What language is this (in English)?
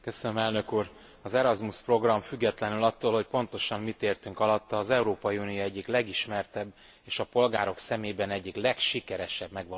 Hungarian